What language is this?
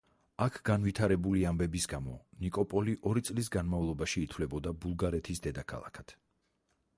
Georgian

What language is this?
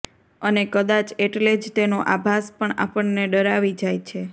Gujarati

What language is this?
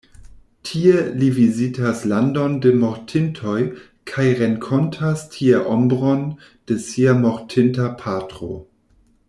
Esperanto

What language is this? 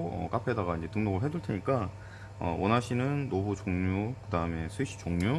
Korean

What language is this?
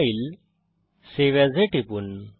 Bangla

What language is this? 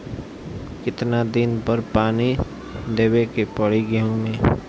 Bhojpuri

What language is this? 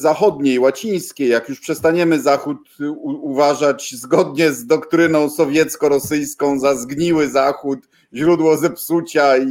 Polish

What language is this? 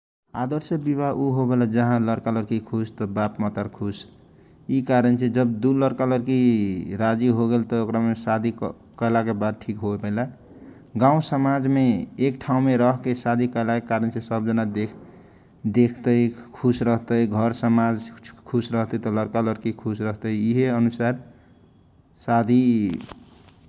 Kochila Tharu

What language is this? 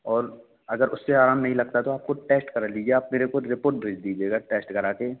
Hindi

